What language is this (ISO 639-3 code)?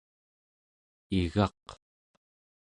esu